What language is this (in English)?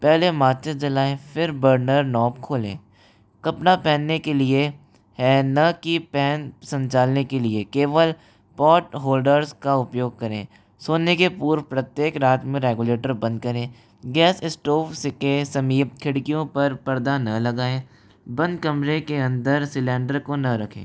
Hindi